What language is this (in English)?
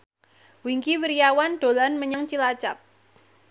Javanese